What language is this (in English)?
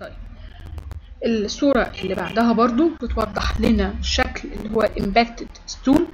Arabic